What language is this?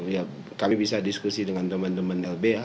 Indonesian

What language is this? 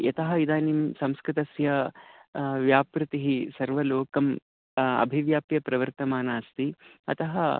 Sanskrit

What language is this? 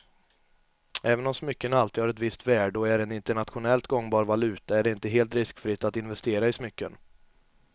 Swedish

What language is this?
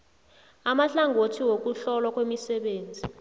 South Ndebele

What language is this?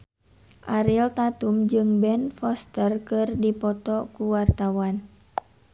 Sundanese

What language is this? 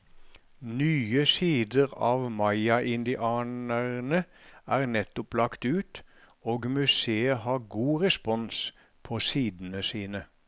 Norwegian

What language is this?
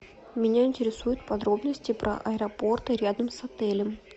Russian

